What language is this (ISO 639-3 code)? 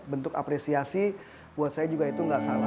ind